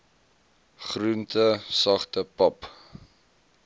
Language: Afrikaans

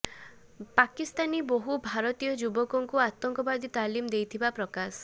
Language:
Odia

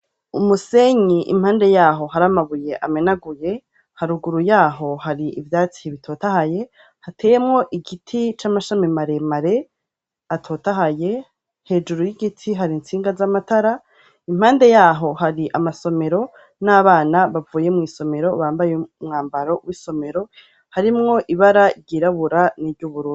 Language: Rundi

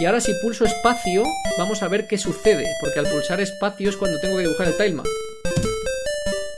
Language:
Spanish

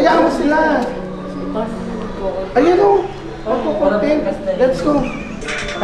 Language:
Filipino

